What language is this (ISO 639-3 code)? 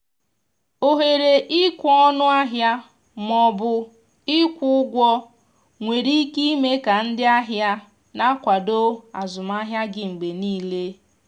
ibo